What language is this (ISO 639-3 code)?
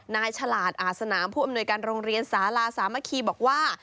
tha